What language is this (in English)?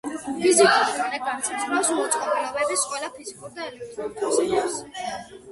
Georgian